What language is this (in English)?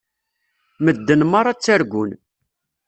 Kabyle